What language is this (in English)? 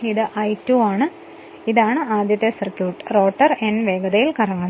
Malayalam